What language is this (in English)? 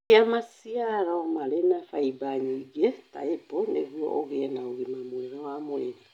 Kikuyu